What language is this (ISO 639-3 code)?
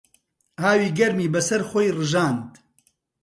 ckb